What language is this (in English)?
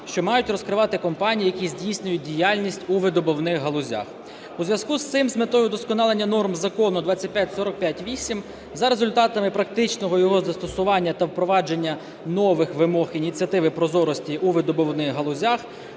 Ukrainian